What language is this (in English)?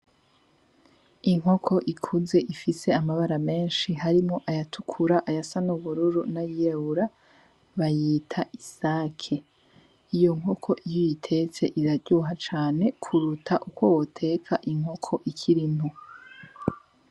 Rundi